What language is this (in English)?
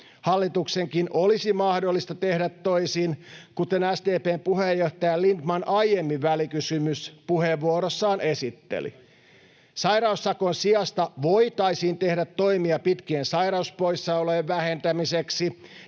Finnish